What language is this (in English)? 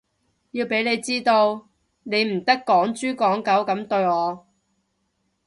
Cantonese